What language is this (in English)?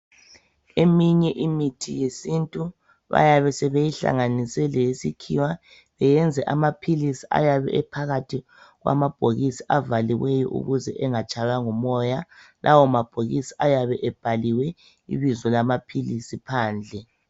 North Ndebele